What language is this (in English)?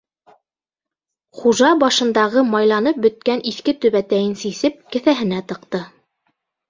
Bashkir